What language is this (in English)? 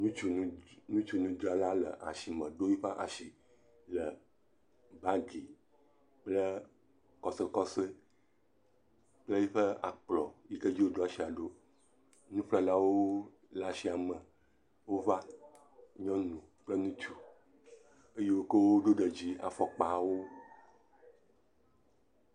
Ewe